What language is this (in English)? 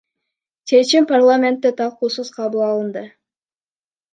Kyrgyz